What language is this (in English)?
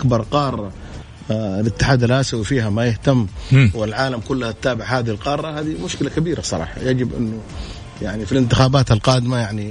Arabic